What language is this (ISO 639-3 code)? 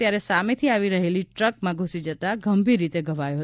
guj